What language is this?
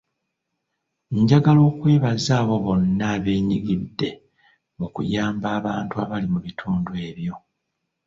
Ganda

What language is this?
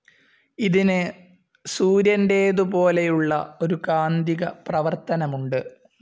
Malayalam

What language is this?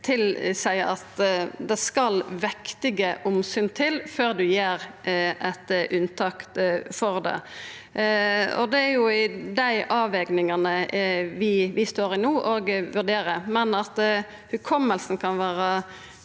Norwegian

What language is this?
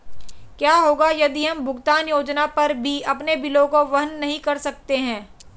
Hindi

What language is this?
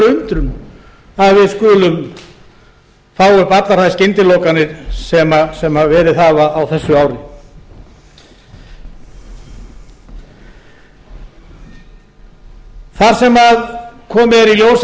Icelandic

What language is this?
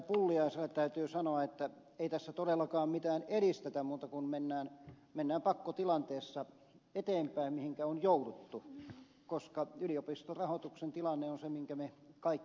Finnish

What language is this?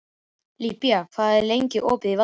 Icelandic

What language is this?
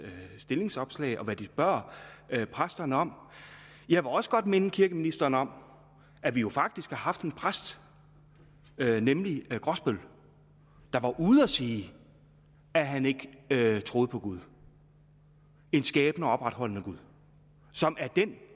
Danish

